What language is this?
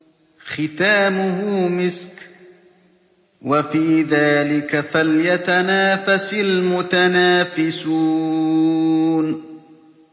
Arabic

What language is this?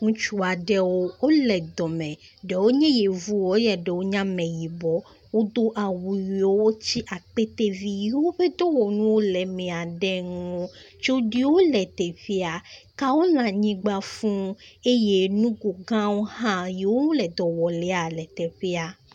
Ewe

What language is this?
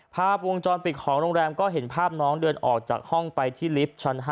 Thai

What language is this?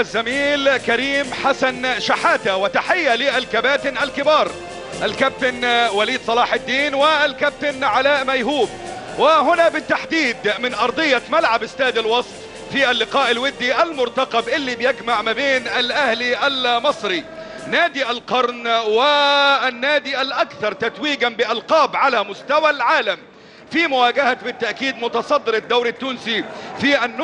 Arabic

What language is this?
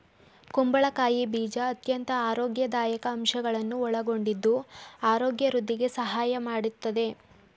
Kannada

